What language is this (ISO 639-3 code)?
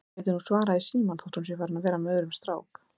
isl